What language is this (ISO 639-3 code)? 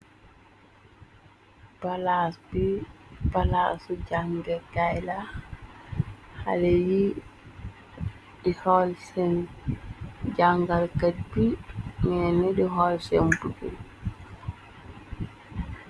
wol